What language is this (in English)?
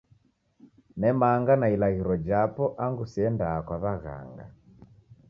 Taita